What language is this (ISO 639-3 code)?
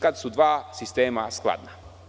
srp